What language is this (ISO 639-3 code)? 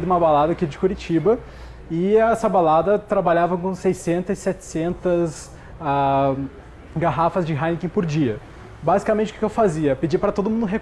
por